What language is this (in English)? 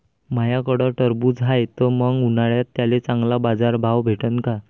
Marathi